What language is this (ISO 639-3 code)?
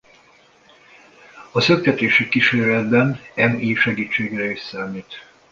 hun